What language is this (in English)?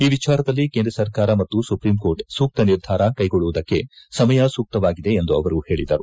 Kannada